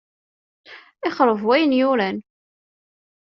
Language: Kabyle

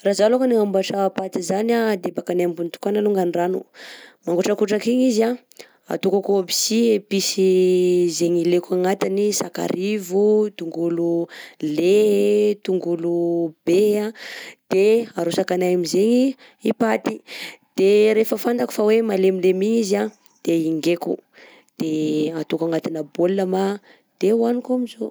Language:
Southern Betsimisaraka Malagasy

